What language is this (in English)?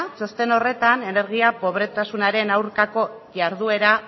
Basque